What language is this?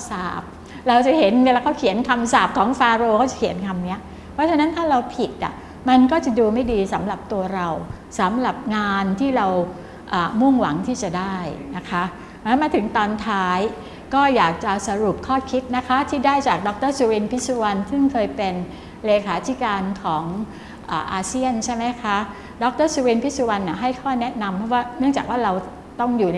Thai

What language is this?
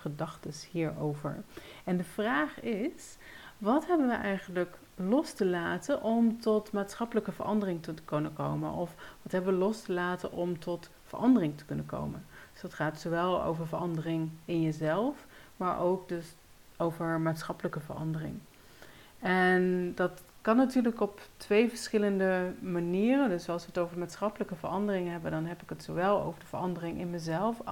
Dutch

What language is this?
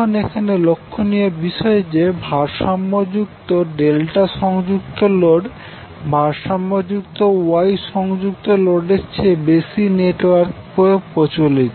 Bangla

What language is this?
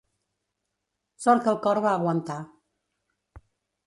Catalan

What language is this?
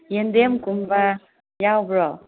Manipuri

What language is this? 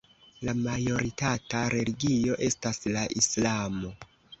Esperanto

